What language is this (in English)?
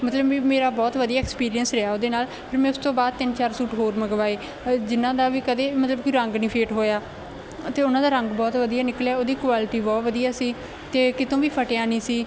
Punjabi